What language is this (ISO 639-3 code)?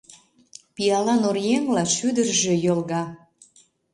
chm